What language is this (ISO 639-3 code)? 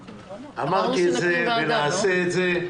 heb